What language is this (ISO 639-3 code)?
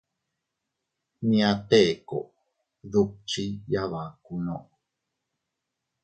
cut